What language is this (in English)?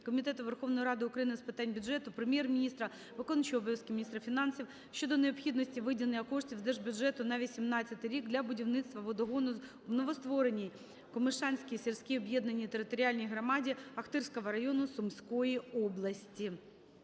Ukrainian